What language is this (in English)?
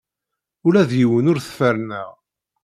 Kabyle